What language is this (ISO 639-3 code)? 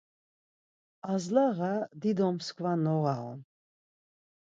lzz